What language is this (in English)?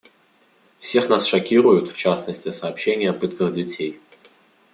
Russian